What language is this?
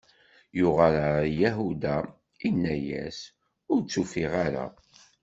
Kabyle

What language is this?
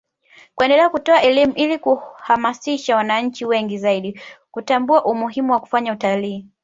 Swahili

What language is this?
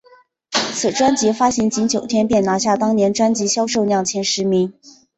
Chinese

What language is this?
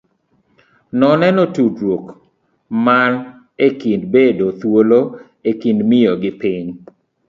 Luo (Kenya and Tanzania)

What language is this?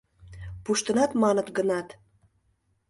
Mari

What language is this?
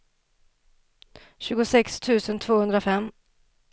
Swedish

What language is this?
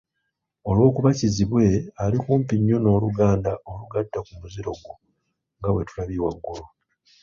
Ganda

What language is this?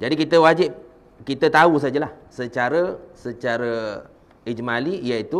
Malay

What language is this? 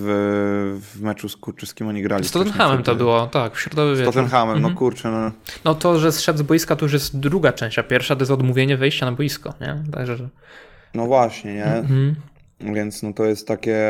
Polish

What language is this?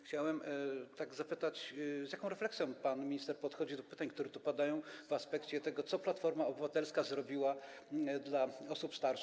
Polish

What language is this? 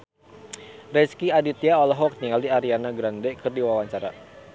Sundanese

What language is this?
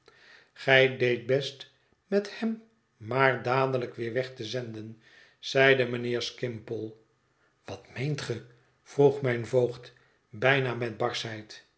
Dutch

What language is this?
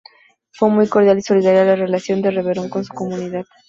Spanish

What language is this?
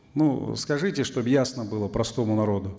Kazakh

